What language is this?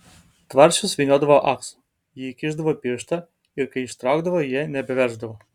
Lithuanian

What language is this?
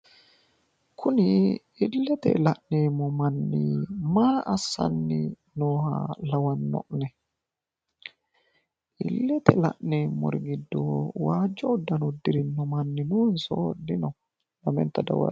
Sidamo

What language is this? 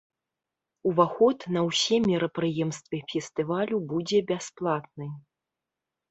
Belarusian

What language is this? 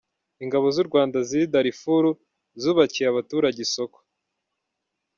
Kinyarwanda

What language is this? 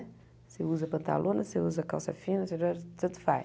Portuguese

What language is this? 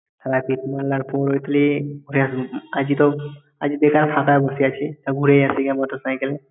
Bangla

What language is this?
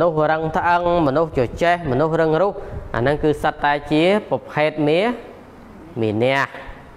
Thai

